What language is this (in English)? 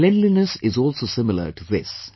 English